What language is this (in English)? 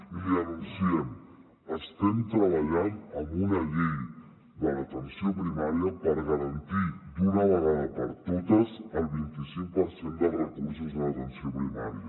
Catalan